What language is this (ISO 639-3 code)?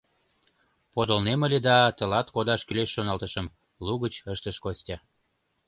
chm